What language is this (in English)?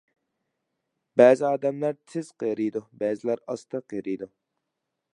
Uyghur